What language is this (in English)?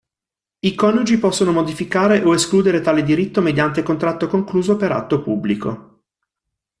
Italian